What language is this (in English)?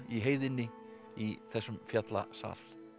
Icelandic